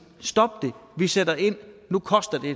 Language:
Danish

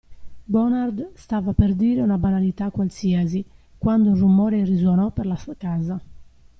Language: Italian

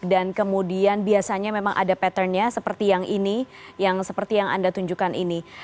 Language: Indonesian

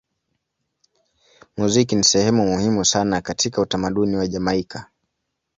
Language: Swahili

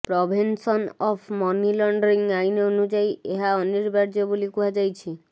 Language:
Odia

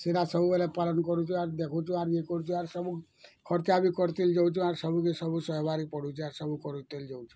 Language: Odia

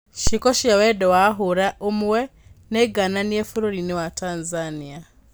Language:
Kikuyu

